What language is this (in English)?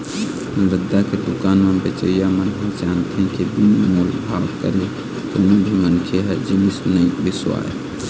Chhattisgarhi